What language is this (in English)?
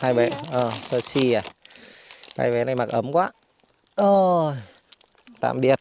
Vietnamese